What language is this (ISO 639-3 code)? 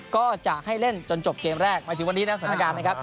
tha